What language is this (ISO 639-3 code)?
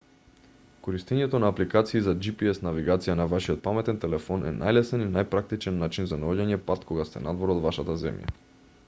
mkd